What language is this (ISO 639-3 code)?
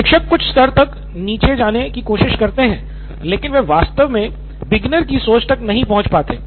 hin